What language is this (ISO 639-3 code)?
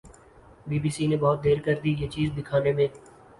urd